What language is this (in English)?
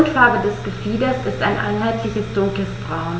German